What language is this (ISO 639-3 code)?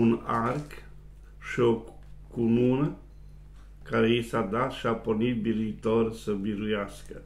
ron